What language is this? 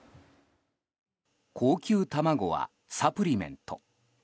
Japanese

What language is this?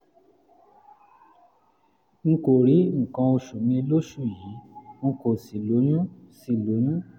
Yoruba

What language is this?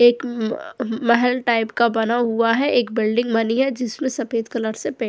Hindi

